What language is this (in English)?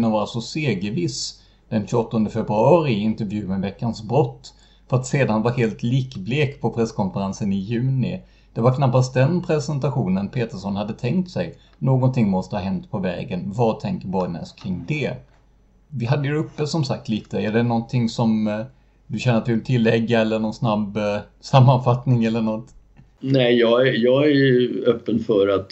Swedish